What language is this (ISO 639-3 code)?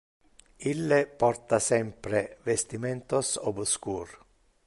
ina